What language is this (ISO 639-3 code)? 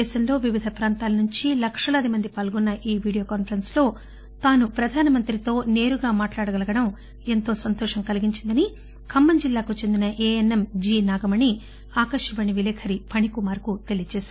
tel